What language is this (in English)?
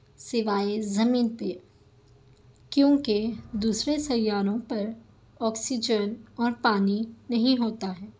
Urdu